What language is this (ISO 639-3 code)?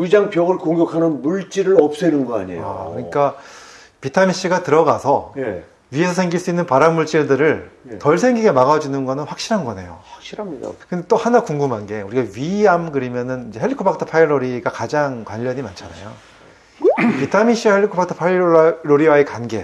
kor